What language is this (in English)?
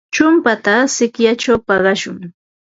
Ambo-Pasco Quechua